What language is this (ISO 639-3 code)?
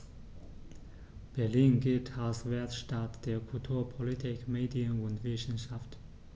deu